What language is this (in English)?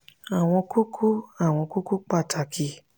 Yoruba